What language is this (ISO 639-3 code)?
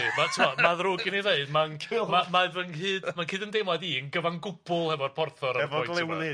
cym